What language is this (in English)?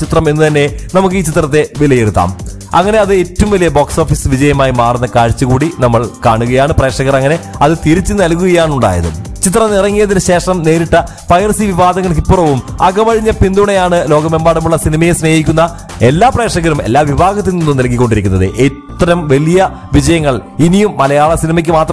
Malayalam